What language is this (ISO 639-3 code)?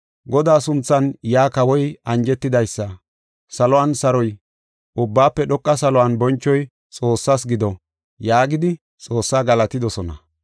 gof